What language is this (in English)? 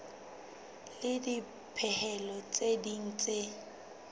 Southern Sotho